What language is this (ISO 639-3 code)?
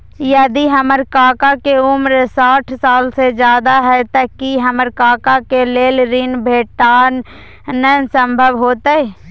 mai